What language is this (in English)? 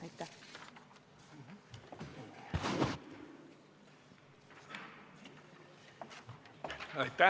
Estonian